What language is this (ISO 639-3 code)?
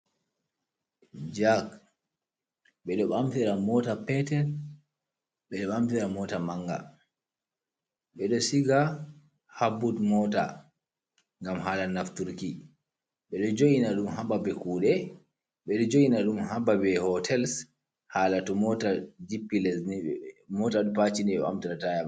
ful